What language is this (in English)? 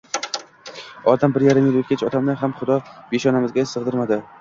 Uzbek